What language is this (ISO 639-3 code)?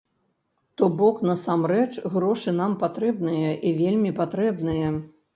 bel